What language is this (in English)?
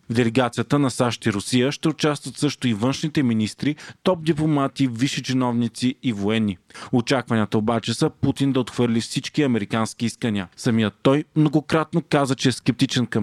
Bulgarian